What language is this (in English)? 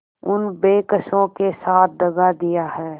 Hindi